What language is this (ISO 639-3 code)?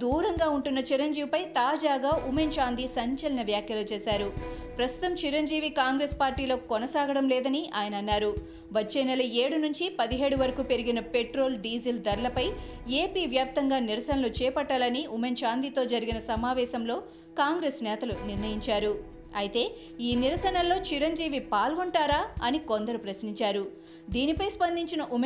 tel